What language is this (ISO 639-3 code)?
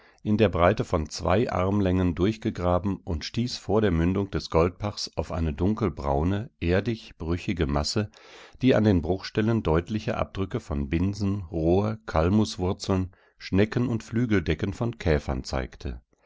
deu